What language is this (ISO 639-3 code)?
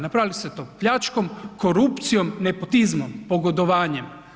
hrv